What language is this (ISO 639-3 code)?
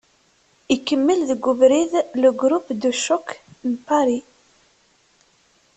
kab